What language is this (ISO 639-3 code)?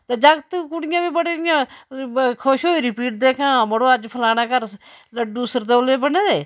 doi